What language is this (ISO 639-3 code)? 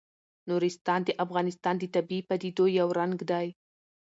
pus